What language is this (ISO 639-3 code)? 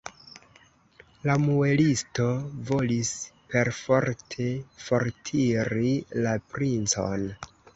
epo